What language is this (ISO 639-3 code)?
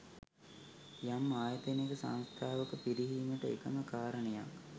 sin